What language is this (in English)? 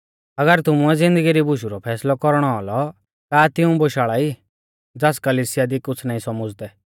Mahasu Pahari